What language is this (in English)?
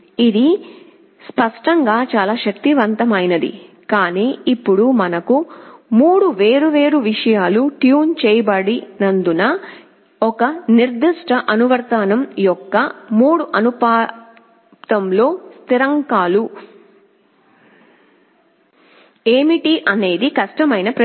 Telugu